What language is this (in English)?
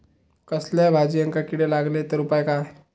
Marathi